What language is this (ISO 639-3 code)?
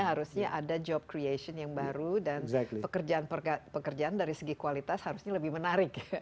ind